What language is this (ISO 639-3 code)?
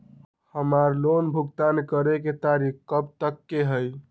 mag